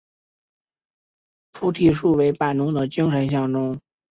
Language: Chinese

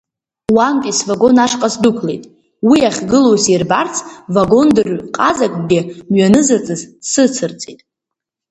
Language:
Abkhazian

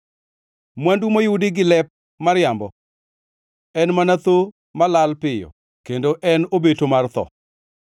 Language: Luo (Kenya and Tanzania)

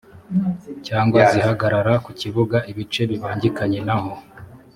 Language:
Kinyarwanda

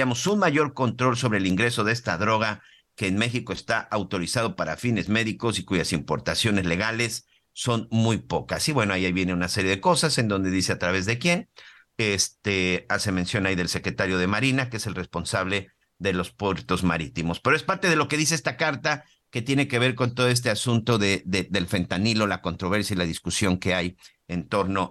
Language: Spanish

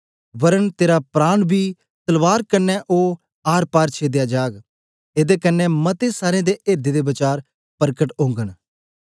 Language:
Dogri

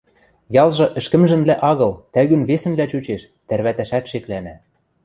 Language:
Western Mari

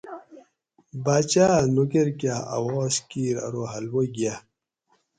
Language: Gawri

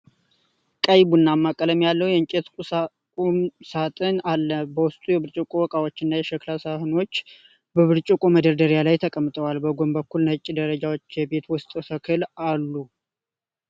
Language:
Amharic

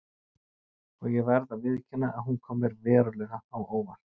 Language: Icelandic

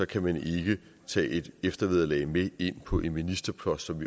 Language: Danish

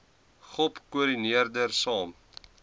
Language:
Afrikaans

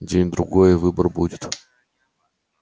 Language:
Russian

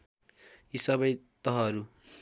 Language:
Nepali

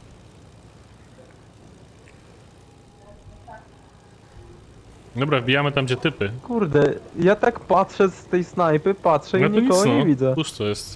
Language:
Polish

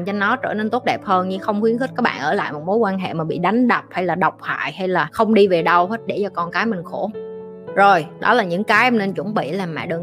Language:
Vietnamese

